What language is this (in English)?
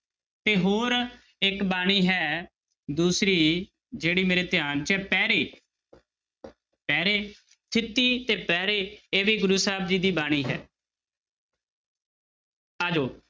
Punjabi